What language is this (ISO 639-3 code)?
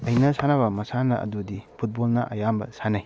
mni